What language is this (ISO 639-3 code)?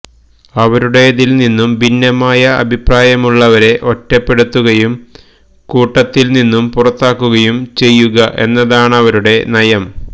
mal